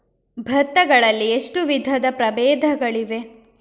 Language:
Kannada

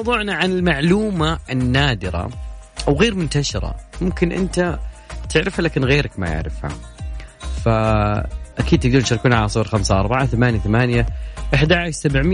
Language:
Arabic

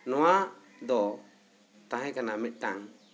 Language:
Santali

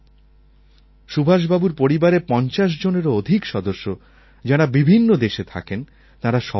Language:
Bangla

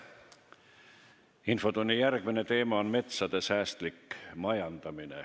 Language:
Estonian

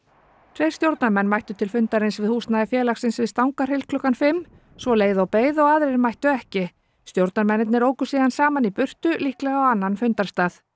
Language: Icelandic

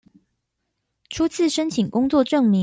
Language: Chinese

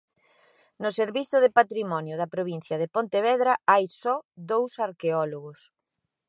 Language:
Galician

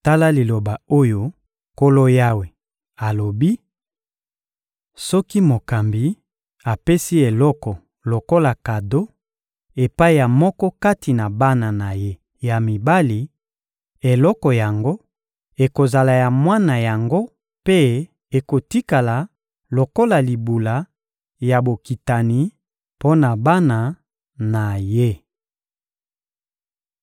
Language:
Lingala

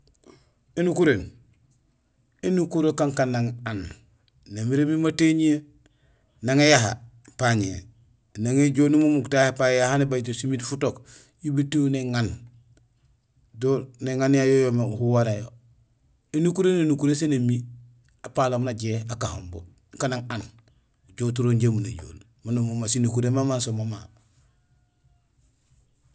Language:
Gusilay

